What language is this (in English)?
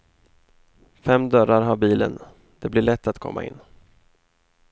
Swedish